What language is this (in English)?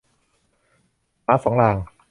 Thai